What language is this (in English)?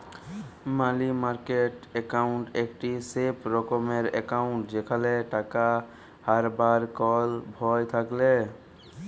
Bangla